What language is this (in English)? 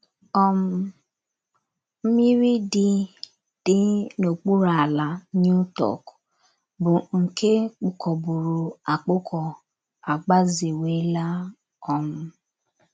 Igbo